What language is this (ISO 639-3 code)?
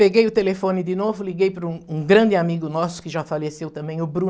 por